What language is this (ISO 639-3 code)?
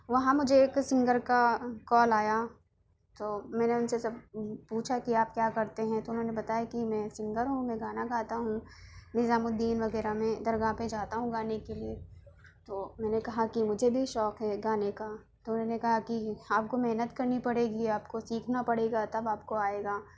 urd